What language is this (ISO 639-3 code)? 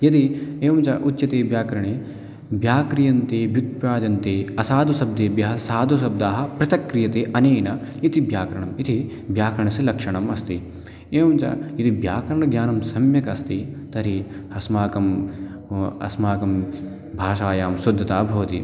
san